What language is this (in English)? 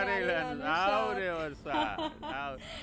Gujarati